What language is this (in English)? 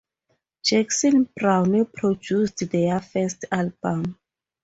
English